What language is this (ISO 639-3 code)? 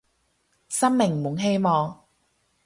yue